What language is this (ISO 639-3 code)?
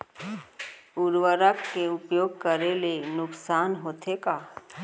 hne